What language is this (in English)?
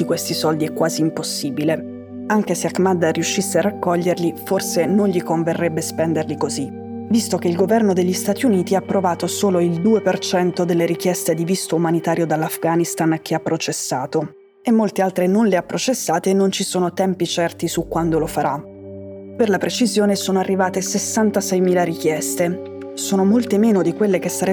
Italian